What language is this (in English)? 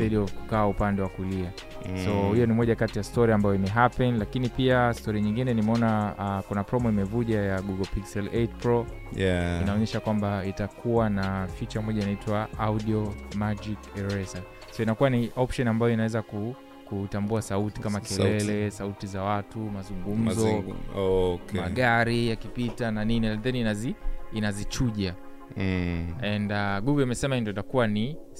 Swahili